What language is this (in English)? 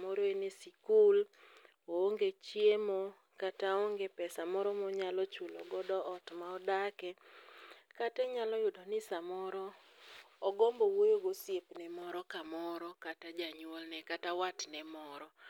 Luo (Kenya and Tanzania)